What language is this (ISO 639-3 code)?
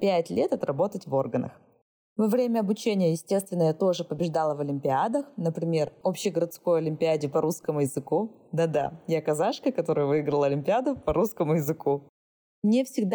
rus